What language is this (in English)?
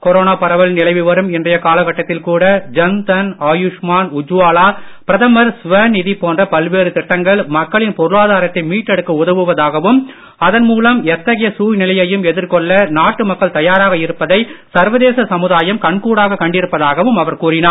Tamil